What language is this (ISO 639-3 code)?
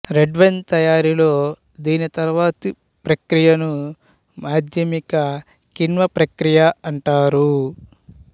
tel